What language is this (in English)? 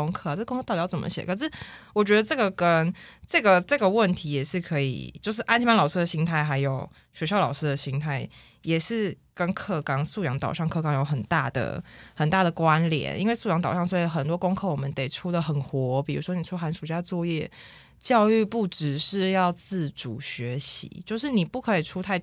Chinese